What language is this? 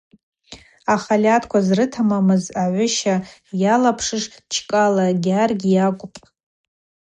Abaza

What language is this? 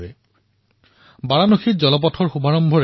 Assamese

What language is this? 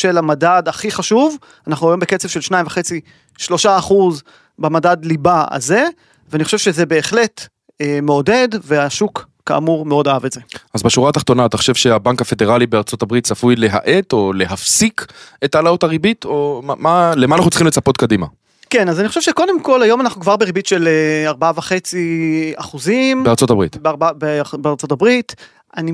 Hebrew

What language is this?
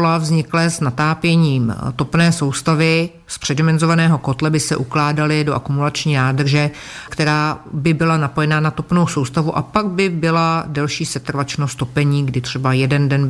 Czech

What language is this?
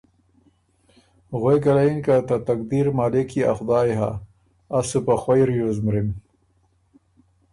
Ormuri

